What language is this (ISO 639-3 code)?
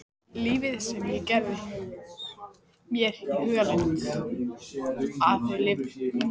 isl